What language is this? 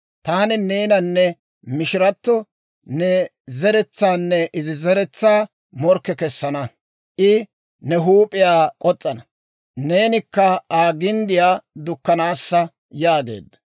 Dawro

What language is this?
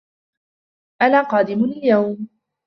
Arabic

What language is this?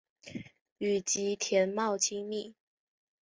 Chinese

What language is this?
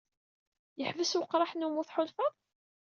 Kabyle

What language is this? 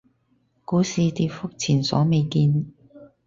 Cantonese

